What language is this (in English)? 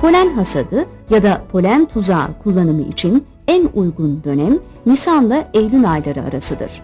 Turkish